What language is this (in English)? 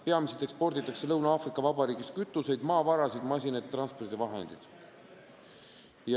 Estonian